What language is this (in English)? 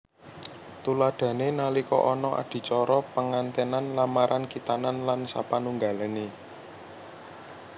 Javanese